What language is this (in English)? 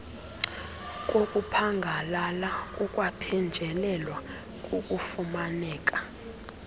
Xhosa